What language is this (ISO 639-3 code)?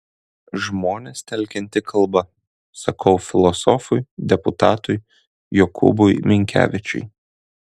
lit